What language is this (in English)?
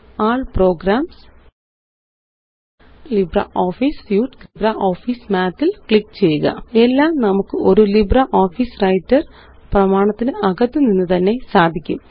Malayalam